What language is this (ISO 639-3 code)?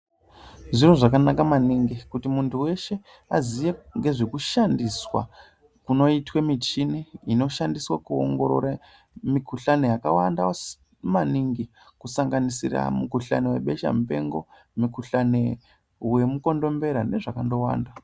ndc